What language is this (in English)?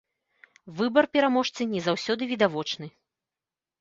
Belarusian